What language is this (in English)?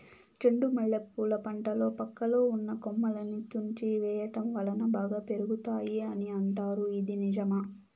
Telugu